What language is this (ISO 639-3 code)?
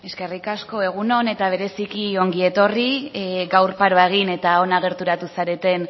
eus